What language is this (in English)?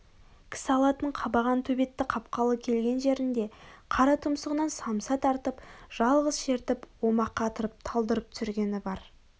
Kazakh